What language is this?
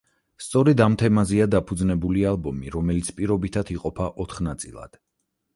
Georgian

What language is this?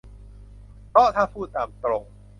Thai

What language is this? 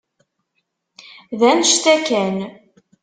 Kabyle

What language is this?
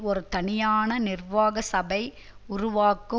Tamil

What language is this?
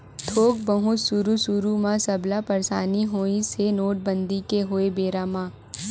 Chhattisgarhi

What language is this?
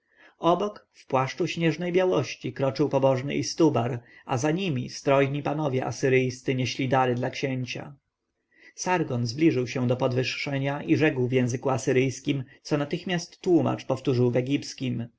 Polish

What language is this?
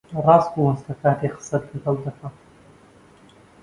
Central Kurdish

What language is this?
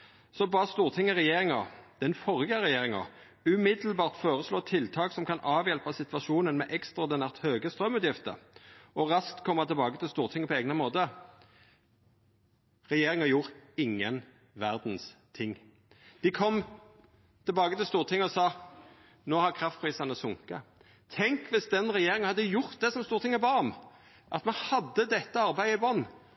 Norwegian Nynorsk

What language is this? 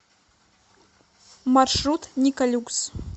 Russian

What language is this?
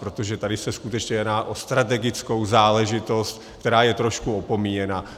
Czech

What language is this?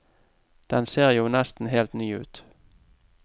Norwegian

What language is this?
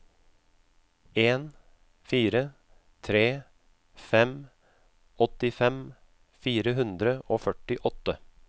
Norwegian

